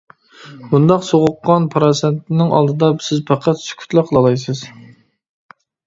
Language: Uyghur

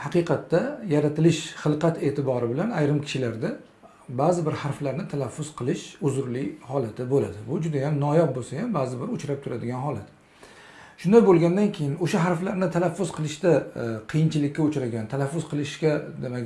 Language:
Turkish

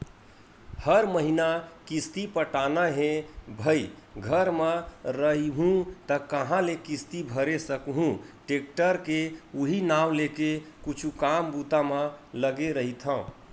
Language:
Chhattisgarhi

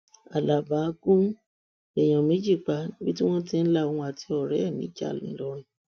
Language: Yoruba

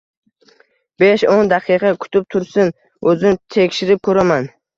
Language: Uzbek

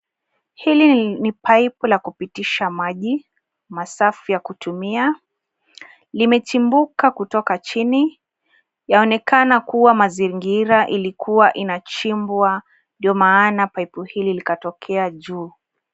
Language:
Swahili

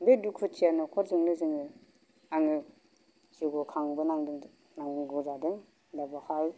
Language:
Bodo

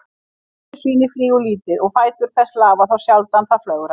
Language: Icelandic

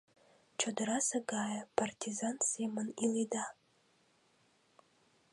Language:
Mari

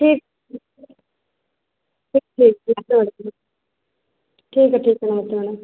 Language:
Hindi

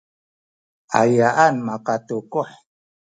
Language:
Sakizaya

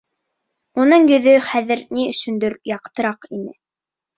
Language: Bashkir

